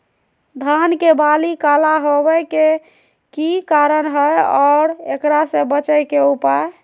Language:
Magahi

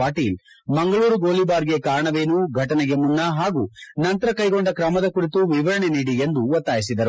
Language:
Kannada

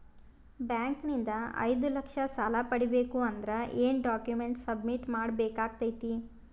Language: Kannada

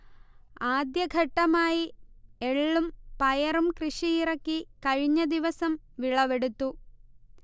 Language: Malayalam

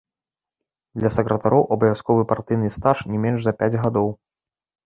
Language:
Belarusian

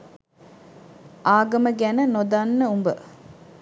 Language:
Sinhala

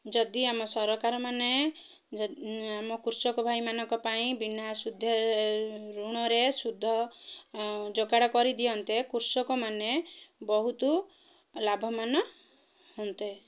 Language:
Odia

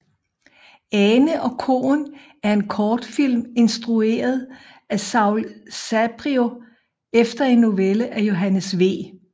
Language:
Danish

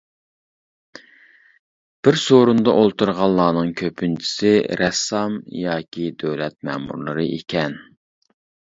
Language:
Uyghur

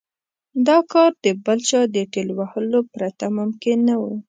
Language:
Pashto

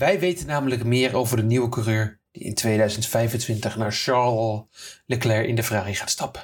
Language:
Dutch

